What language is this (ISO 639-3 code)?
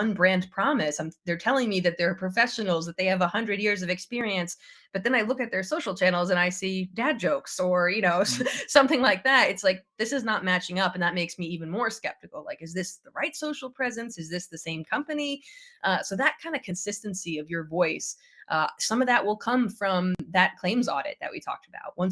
eng